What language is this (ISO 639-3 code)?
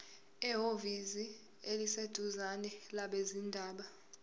zul